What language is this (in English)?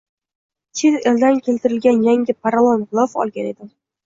Uzbek